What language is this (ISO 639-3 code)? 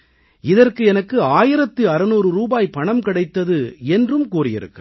tam